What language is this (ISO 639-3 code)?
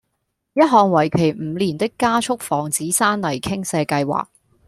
yue